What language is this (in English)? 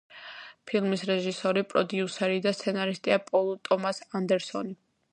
Georgian